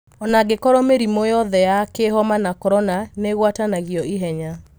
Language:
Kikuyu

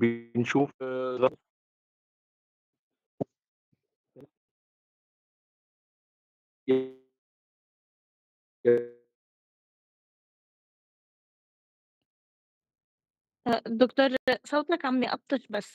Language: Arabic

